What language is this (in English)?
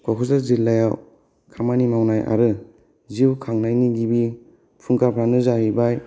Bodo